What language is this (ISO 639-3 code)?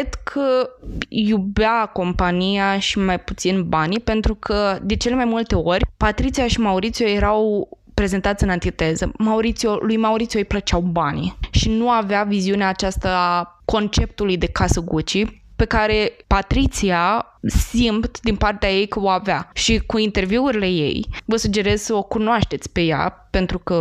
ron